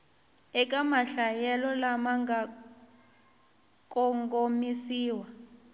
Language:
Tsonga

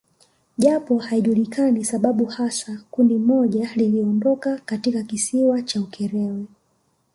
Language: Swahili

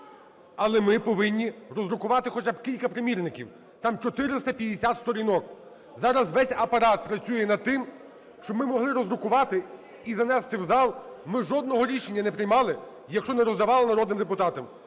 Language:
Ukrainian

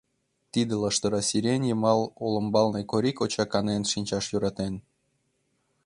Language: Mari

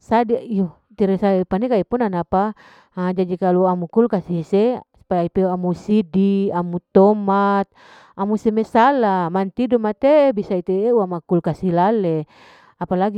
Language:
Larike-Wakasihu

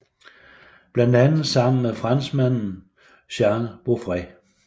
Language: Danish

